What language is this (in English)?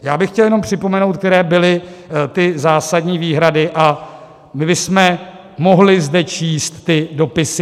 Czech